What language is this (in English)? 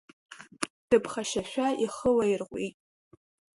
Abkhazian